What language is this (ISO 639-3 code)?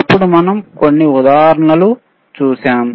tel